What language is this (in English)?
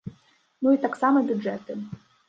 Belarusian